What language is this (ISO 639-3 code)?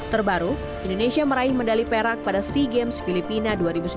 ind